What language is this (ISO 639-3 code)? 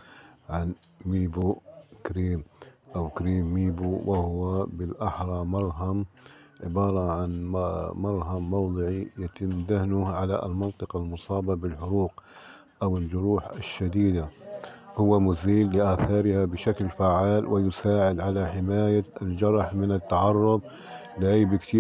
ara